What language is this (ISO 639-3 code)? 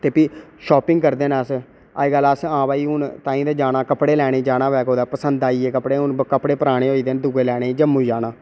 doi